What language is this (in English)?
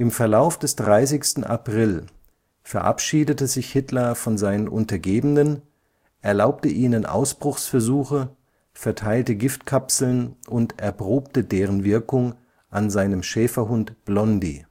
German